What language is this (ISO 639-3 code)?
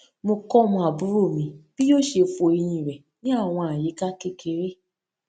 yor